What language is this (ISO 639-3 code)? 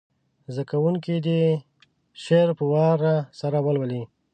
pus